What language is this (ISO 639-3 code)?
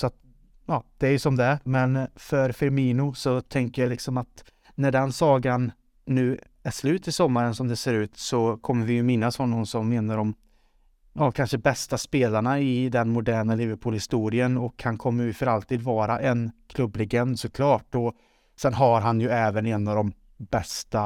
swe